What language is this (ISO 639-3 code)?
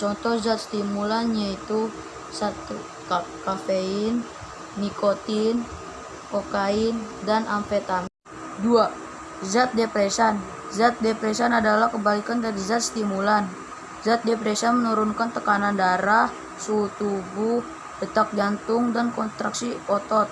ind